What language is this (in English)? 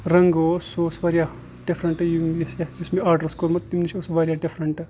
Kashmiri